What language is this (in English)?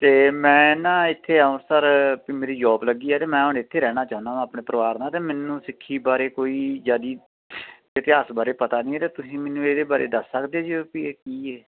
Punjabi